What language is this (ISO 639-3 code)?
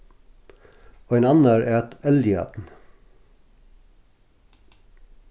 fao